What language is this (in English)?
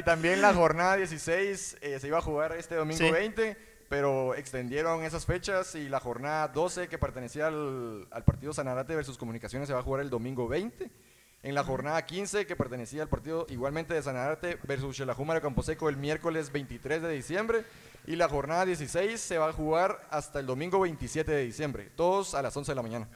Spanish